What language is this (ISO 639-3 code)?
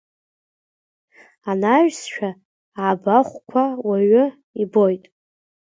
abk